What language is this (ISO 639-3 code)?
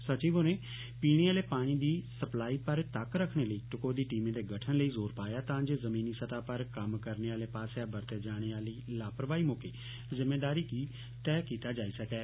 doi